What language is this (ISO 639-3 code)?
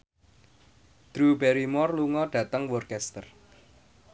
jav